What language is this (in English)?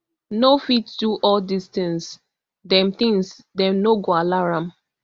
Nigerian Pidgin